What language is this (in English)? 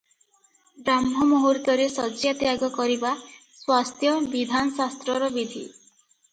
Odia